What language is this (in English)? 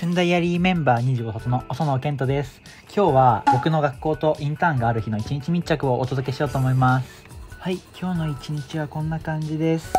Japanese